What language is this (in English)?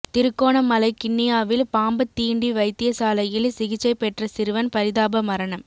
Tamil